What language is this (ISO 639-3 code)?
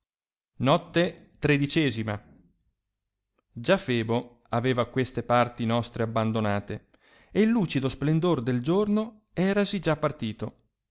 ita